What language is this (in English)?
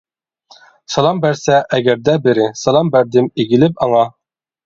Uyghur